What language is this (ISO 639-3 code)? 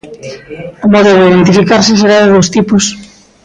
glg